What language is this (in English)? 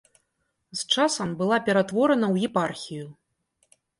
Belarusian